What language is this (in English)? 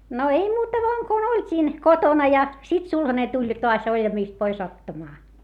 Finnish